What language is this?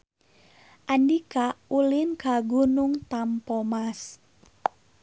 Sundanese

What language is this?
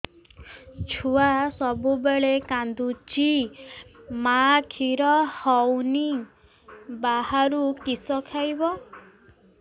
Odia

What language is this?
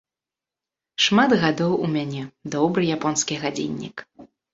Belarusian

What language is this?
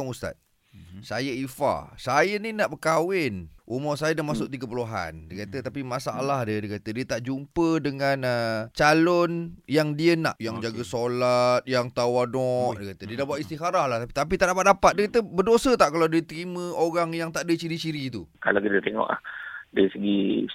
Malay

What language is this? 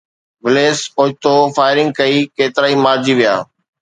Sindhi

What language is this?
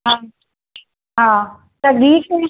Sindhi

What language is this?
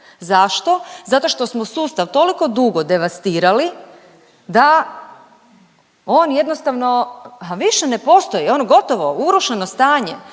Croatian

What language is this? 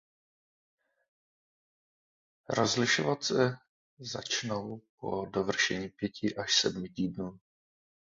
Czech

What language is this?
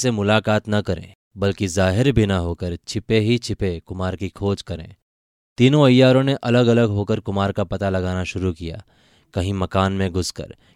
Hindi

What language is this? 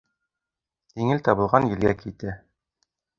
Bashkir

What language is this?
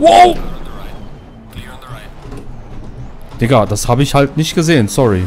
German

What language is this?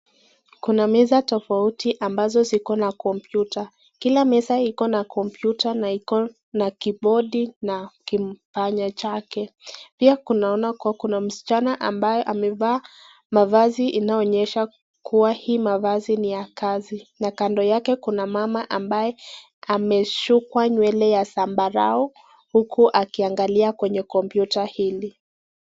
Swahili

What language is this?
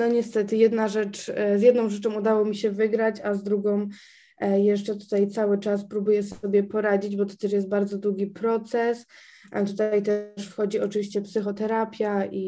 Polish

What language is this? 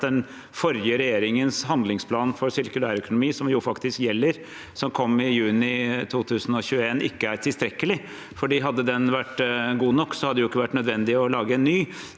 Norwegian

